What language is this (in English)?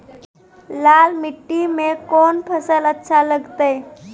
Maithili